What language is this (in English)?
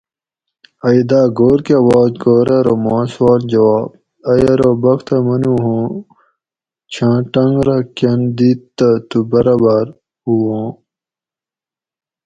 Gawri